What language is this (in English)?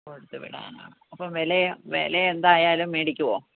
Malayalam